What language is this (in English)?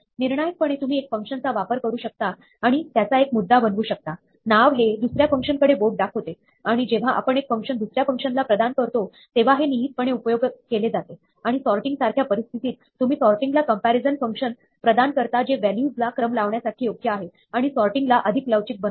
Marathi